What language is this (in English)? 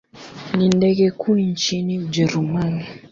Swahili